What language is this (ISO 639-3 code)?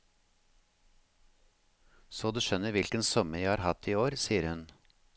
nor